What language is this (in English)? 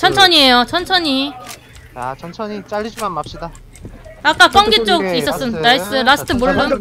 Korean